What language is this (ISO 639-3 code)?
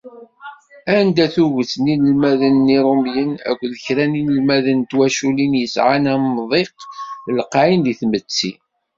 kab